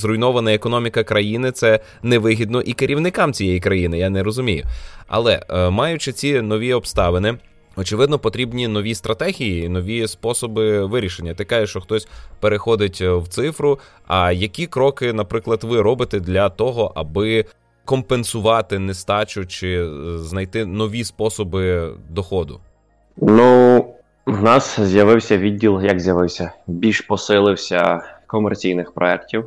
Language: Ukrainian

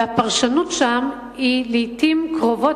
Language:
Hebrew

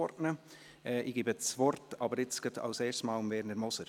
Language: Swiss German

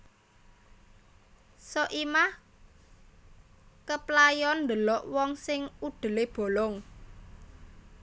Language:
Javanese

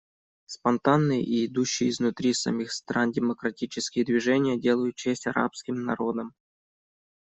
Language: Russian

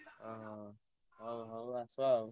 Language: Odia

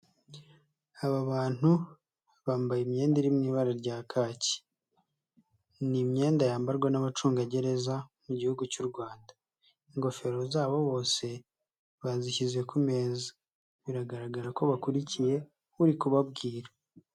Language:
Kinyarwanda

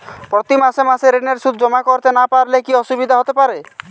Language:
Bangla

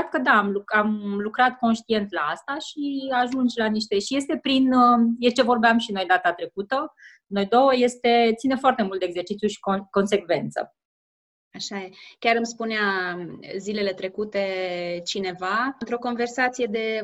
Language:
Romanian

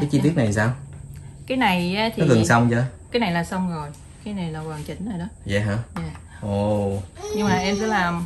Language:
Vietnamese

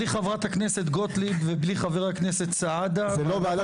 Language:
Hebrew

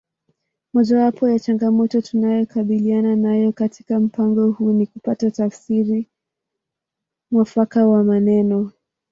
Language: Swahili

